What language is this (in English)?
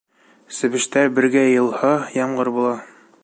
Bashkir